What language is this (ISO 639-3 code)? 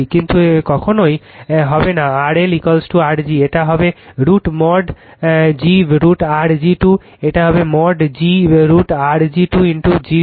ben